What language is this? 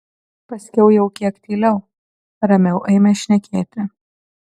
Lithuanian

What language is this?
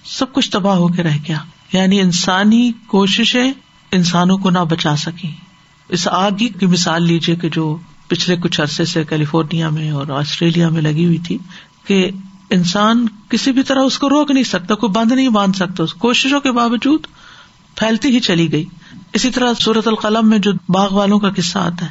Urdu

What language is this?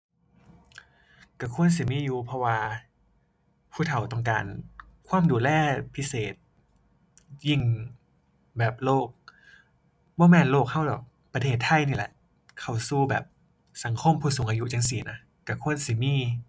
Thai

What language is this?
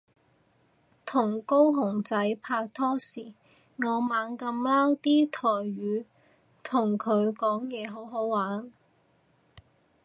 Cantonese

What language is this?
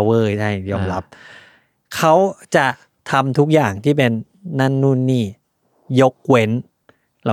Thai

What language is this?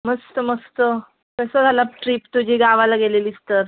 Marathi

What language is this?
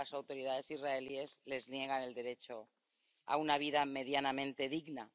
Spanish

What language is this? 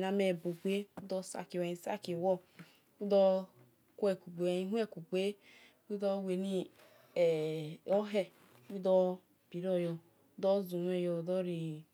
Esan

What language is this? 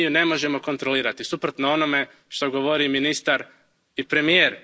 Croatian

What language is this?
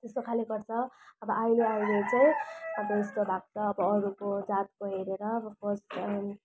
Nepali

